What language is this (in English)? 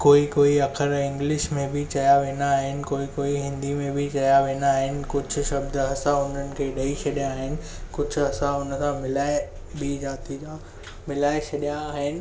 Sindhi